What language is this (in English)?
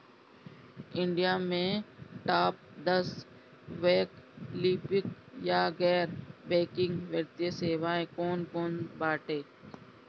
Bhojpuri